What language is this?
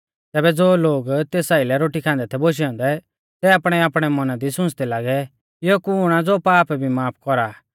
Mahasu Pahari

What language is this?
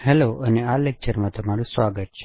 Gujarati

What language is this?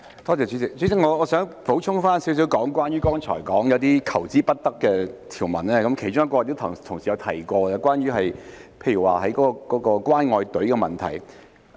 Cantonese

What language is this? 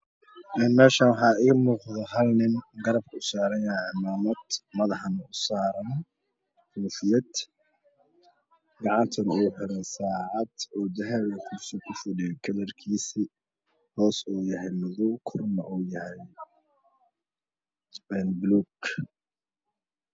Somali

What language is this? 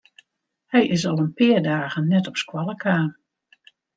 Western Frisian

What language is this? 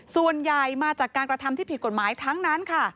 Thai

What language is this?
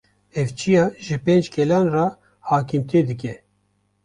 Kurdish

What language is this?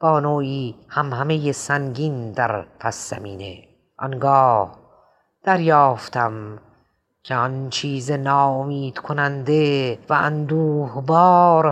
Persian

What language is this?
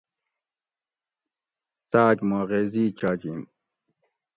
Gawri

